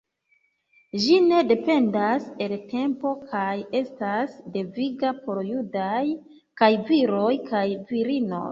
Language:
Esperanto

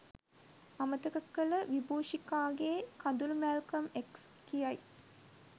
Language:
Sinhala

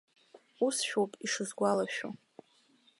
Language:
Abkhazian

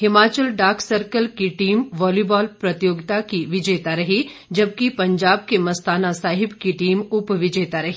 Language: Hindi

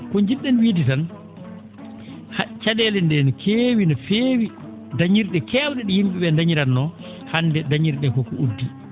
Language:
Fula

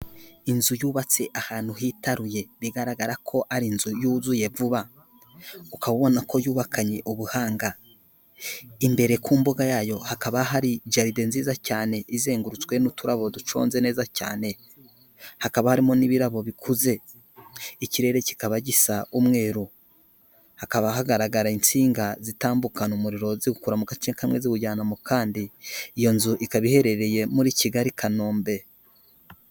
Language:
Kinyarwanda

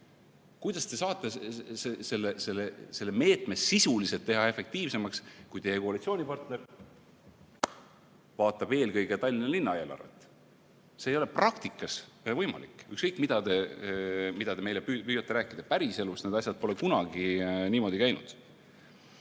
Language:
Estonian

